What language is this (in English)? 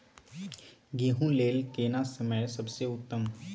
Maithili